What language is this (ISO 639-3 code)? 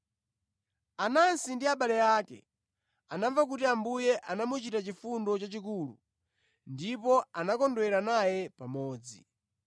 nya